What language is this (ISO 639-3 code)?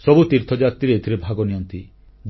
ori